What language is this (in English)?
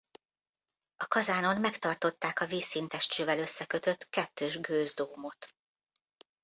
Hungarian